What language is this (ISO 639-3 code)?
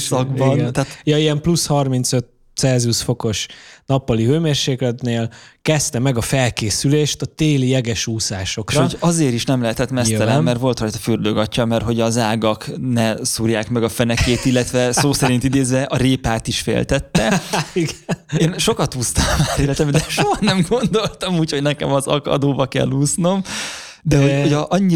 hun